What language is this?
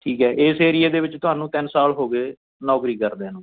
Punjabi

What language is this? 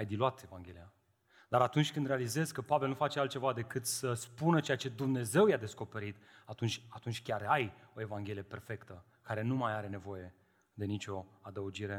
Romanian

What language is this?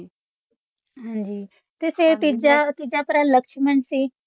Punjabi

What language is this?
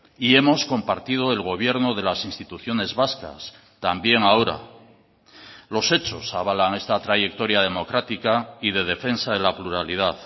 Spanish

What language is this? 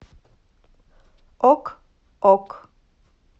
Russian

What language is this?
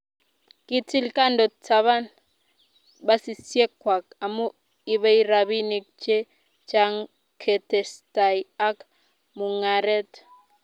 Kalenjin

